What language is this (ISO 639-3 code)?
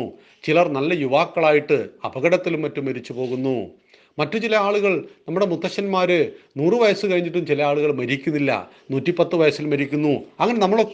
mal